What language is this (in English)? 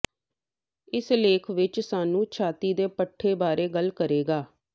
Punjabi